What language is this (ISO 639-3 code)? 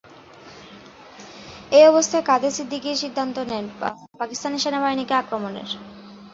ben